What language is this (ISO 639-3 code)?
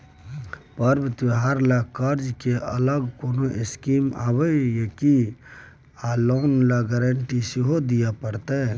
mai